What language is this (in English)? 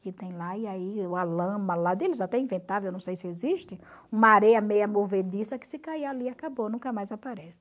Portuguese